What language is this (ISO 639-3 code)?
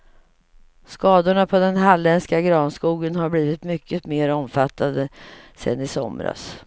swe